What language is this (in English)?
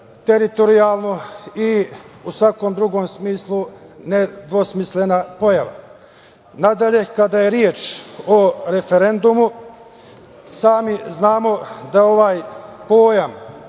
Serbian